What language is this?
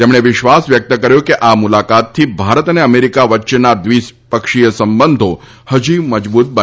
Gujarati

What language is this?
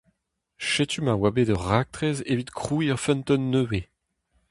Breton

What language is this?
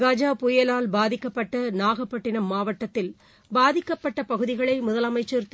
Tamil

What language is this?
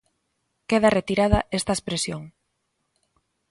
Galician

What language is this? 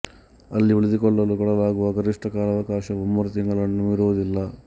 Kannada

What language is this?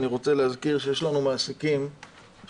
Hebrew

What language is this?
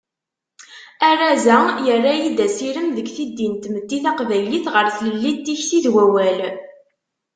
Kabyle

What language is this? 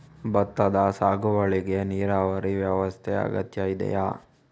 Kannada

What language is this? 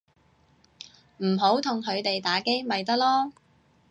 Cantonese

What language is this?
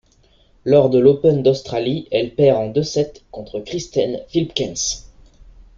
French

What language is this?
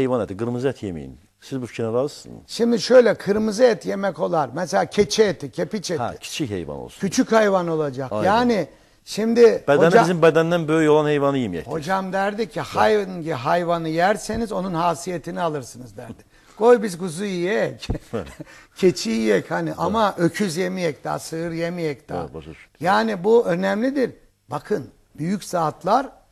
Turkish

